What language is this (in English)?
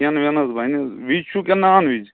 Kashmiri